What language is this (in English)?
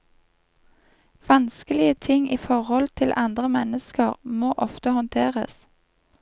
Norwegian